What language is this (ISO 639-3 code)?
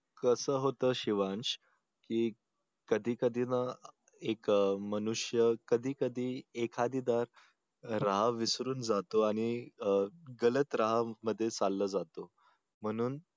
mar